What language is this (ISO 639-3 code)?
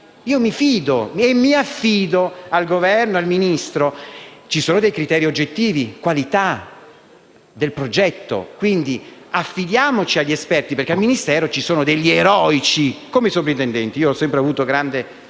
ita